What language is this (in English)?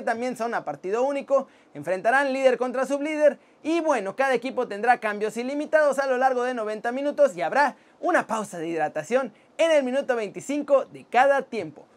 Spanish